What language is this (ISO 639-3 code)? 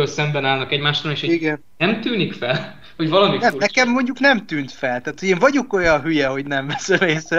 hun